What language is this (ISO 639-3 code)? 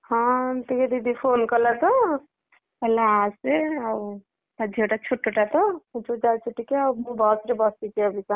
ori